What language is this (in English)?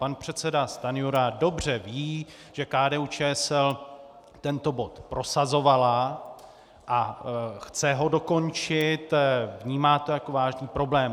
Czech